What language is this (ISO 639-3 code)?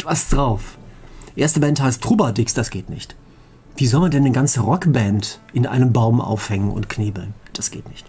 deu